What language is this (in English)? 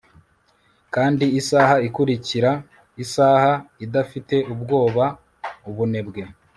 Kinyarwanda